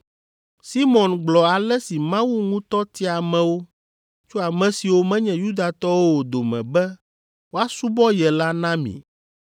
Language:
Ewe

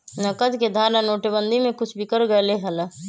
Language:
Magahi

